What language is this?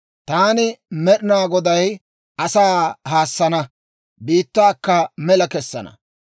Dawro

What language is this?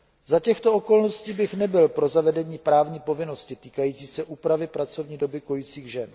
Czech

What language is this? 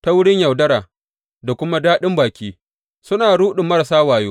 Hausa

